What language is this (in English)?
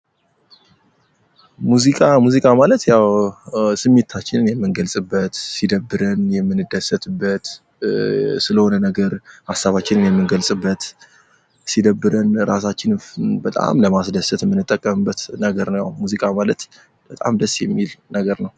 Amharic